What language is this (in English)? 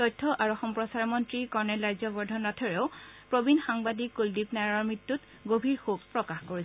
Assamese